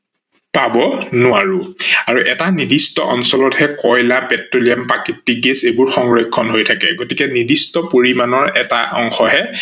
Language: Assamese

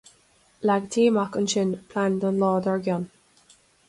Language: Irish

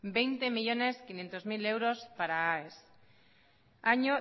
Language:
Spanish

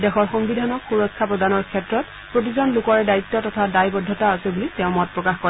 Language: Assamese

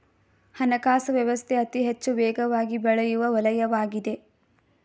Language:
Kannada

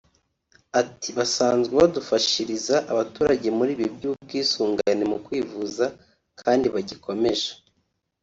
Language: Kinyarwanda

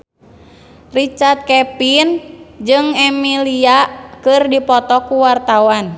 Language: Sundanese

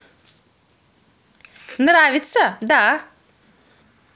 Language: Russian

